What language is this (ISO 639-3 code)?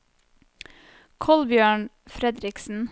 nor